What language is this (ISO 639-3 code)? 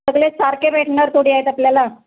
mar